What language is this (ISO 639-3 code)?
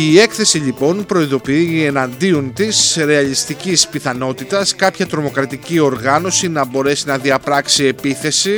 ell